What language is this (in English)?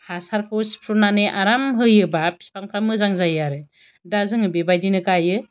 Bodo